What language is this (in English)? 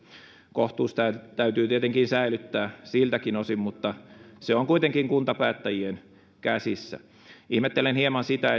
Finnish